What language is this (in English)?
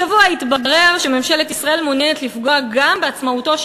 Hebrew